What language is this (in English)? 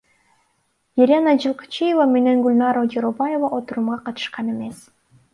Kyrgyz